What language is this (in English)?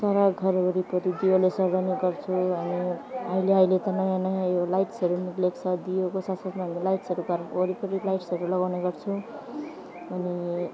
Nepali